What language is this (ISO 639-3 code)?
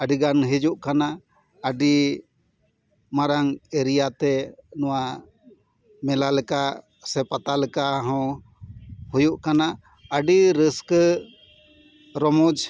sat